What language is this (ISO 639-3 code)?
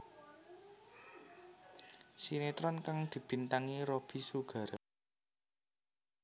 jav